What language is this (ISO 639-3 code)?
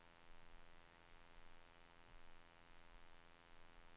swe